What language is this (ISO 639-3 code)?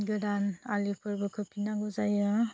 brx